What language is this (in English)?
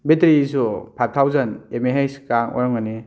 Manipuri